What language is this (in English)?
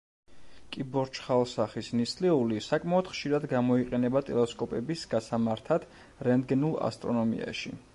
Georgian